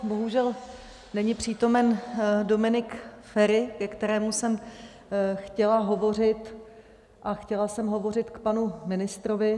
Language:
Czech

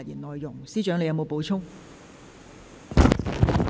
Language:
Cantonese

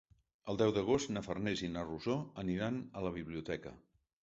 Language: Catalan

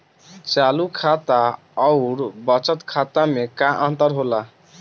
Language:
Bhojpuri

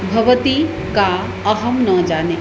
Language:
Sanskrit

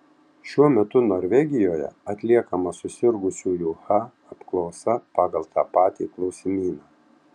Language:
Lithuanian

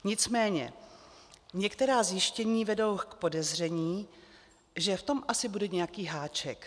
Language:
Czech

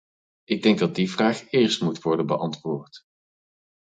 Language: Dutch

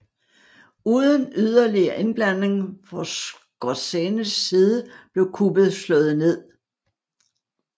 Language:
Danish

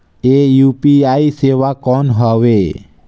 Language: Chhattisgarhi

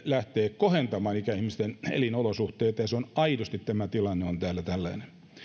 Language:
Finnish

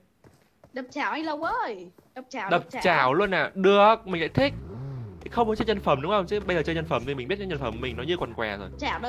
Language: Vietnamese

